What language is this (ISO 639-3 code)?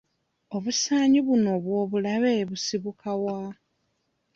lug